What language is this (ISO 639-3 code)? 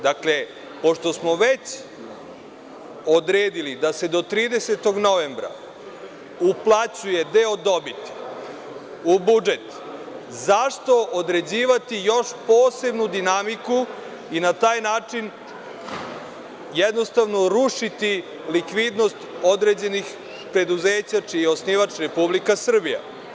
srp